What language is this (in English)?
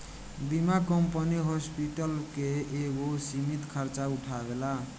Bhojpuri